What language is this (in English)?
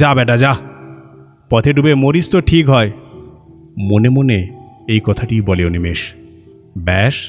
Bangla